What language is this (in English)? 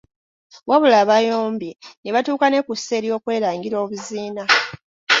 Ganda